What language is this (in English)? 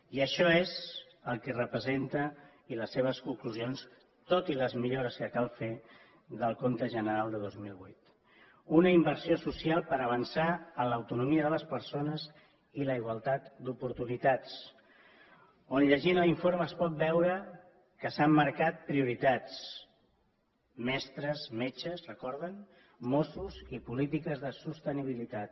Catalan